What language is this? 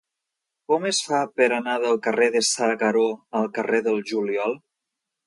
Catalan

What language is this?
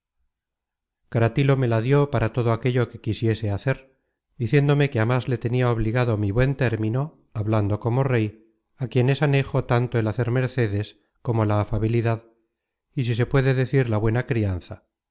Spanish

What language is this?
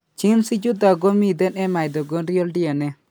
Kalenjin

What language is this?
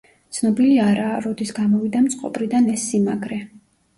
Georgian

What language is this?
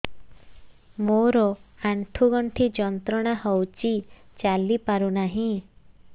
Odia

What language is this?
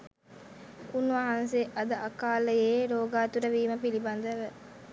Sinhala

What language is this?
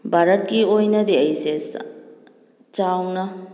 Manipuri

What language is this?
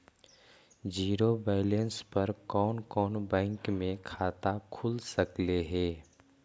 Magahi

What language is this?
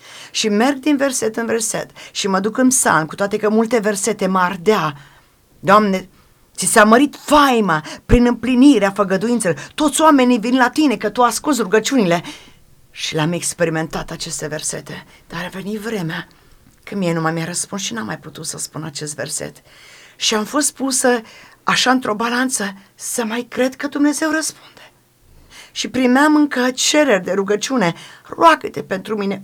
Romanian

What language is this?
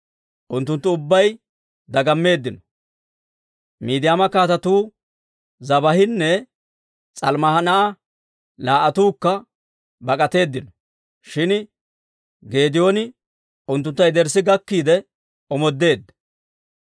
Dawro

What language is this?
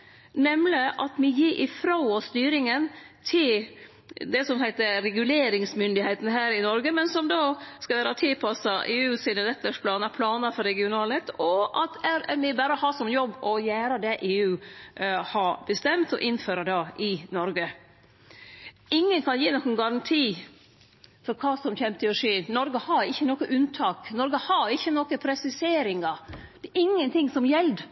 Norwegian Nynorsk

